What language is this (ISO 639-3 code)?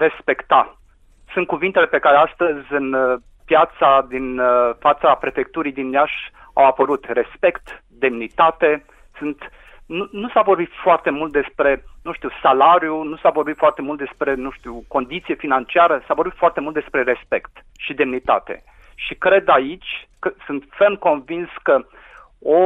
ron